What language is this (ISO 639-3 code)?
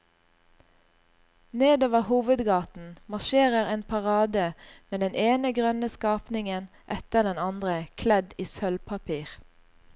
nor